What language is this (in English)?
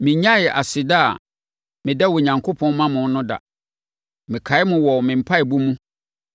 Akan